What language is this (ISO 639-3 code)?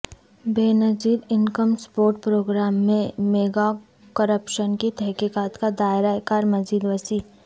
urd